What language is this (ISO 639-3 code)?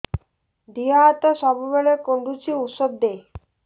ori